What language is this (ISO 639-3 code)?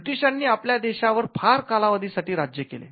mar